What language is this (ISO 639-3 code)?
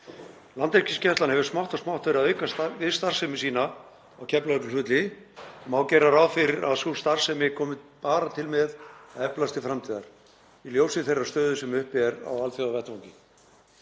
isl